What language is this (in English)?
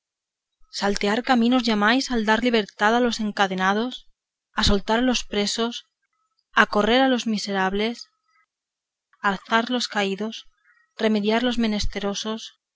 Spanish